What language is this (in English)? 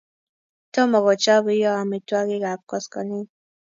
Kalenjin